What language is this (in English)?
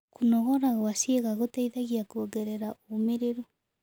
Kikuyu